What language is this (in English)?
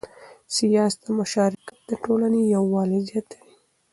Pashto